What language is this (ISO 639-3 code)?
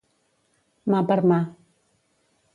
cat